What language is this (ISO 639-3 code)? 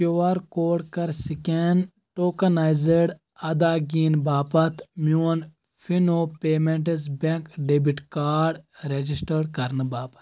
kas